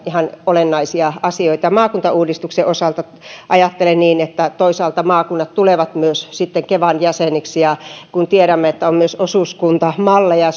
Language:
Finnish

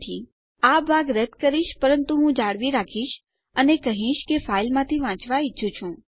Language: Gujarati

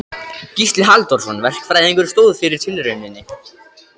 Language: Icelandic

